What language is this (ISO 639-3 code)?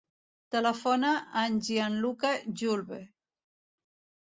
cat